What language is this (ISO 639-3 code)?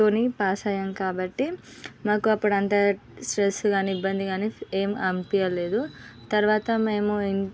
tel